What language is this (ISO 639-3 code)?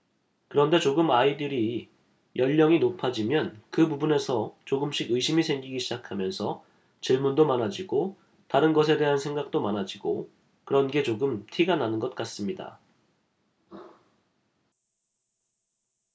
kor